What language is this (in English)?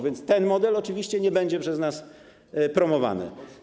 Polish